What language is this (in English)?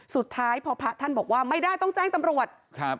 Thai